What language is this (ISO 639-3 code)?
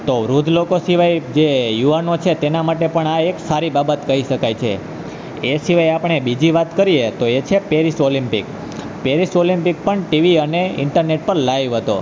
guj